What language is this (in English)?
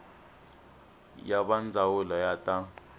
Tsonga